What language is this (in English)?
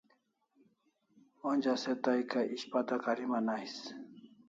Kalasha